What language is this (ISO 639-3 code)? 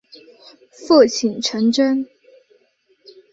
zho